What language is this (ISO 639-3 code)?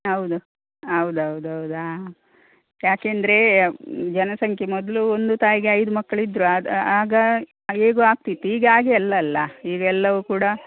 kan